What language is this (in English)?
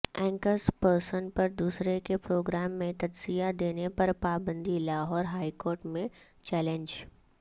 Urdu